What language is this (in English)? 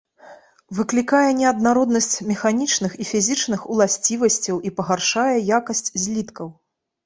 Belarusian